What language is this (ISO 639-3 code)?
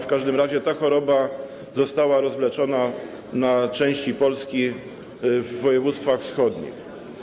pol